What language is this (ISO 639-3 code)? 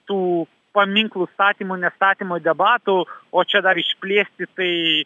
lit